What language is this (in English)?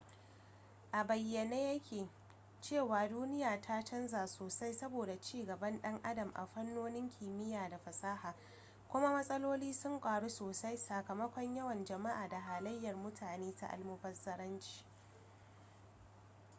Hausa